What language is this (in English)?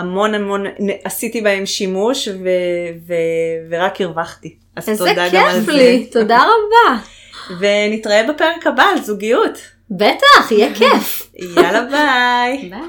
Hebrew